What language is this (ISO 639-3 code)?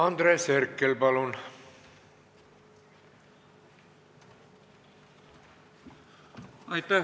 est